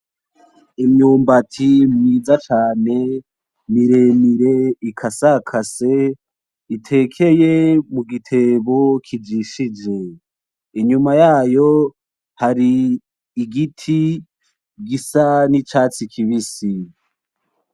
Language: Rundi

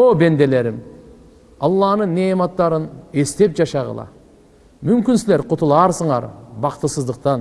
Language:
Turkish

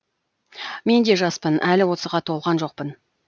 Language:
Kazakh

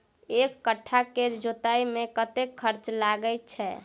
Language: Maithili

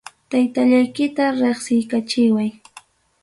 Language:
Ayacucho Quechua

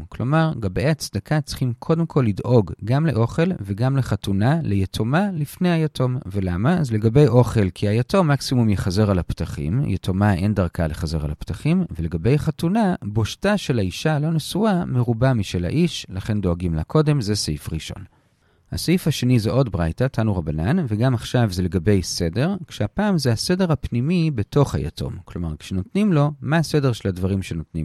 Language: Hebrew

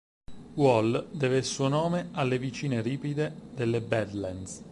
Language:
Italian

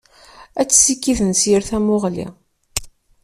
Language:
Kabyle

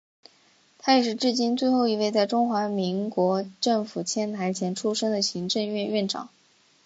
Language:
Chinese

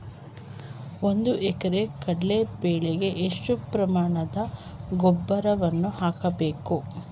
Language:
Kannada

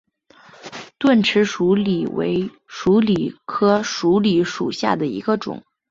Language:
Chinese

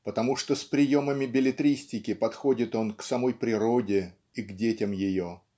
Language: Russian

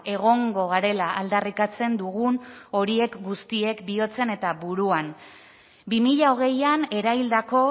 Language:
Basque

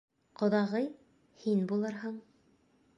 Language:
Bashkir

